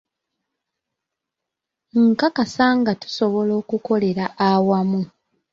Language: Ganda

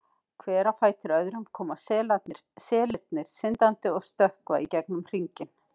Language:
Icelandic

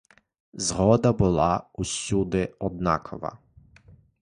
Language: Ukrainian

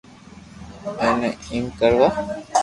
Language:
Loarki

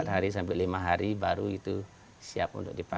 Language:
Indonesian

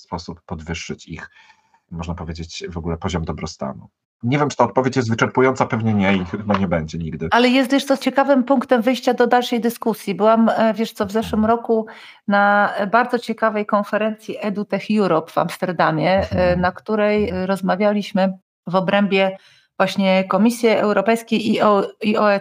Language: Polish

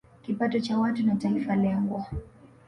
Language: Swahili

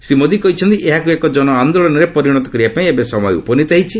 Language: Odia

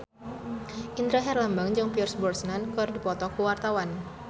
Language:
Sundanese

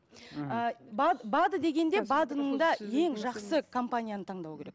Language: Kazakh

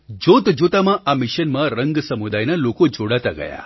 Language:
Gujarati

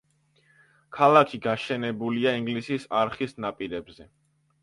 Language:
Georgian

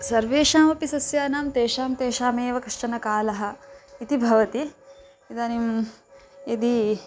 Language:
Sanskrit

